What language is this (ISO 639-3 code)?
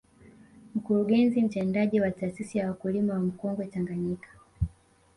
swa